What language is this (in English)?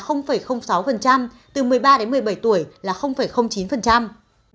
Vietnamese